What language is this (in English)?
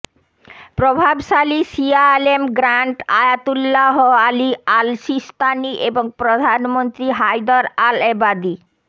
Bangla